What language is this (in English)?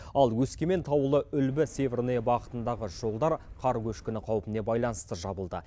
Kazakh